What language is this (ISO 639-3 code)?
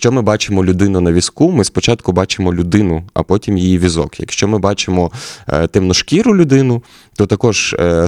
ukr